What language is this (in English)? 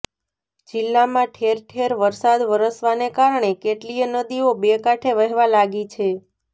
Gujarati